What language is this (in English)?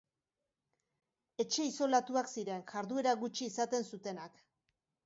Basque